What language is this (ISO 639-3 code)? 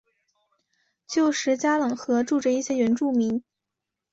zho